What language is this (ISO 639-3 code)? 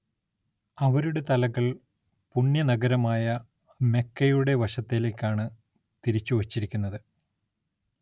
mal